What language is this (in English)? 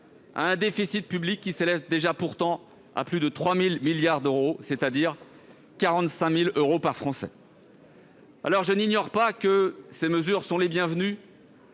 French